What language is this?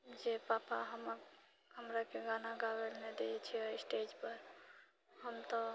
Maithili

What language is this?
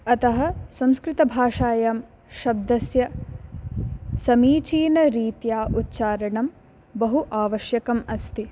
Sanskrit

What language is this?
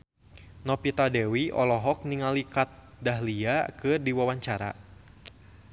Sundanese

